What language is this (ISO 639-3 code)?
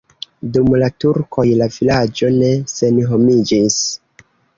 epo